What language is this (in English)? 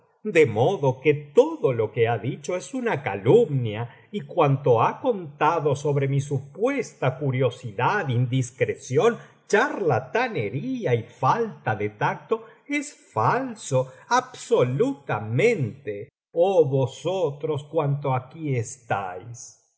Spanish